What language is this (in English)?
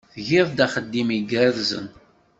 Kabyle